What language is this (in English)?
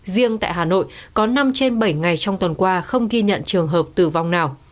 Vietnamese